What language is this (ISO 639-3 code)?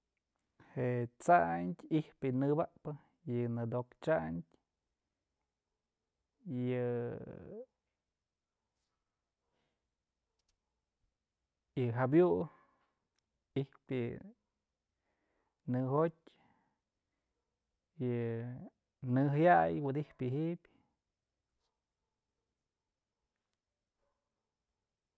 mzl